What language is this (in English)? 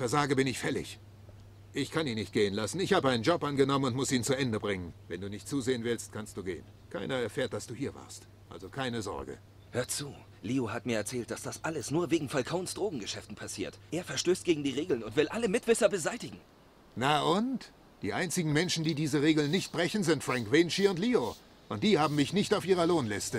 German